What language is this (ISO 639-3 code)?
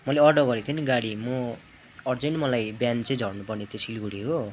nep